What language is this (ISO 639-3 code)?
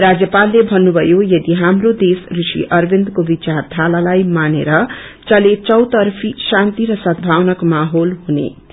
nep